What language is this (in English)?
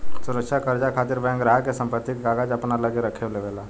Bhojpuri